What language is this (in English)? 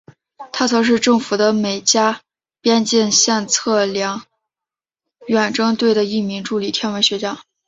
Chinese